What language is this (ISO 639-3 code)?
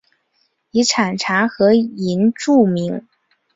zho